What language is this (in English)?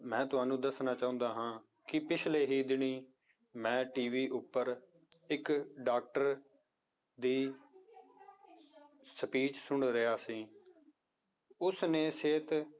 Punjabi